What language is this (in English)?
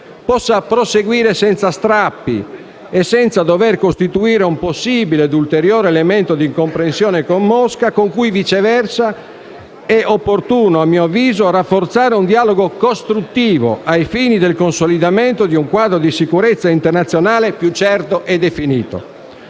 Italian